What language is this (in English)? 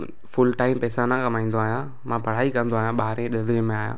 Sindhi